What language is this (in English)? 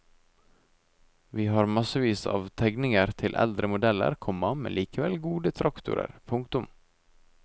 Norwegian